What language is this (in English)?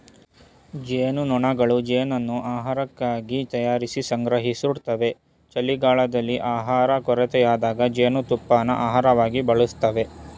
Kannada